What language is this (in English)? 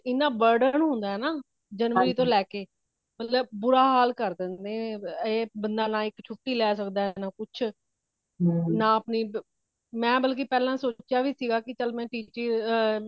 Punjabi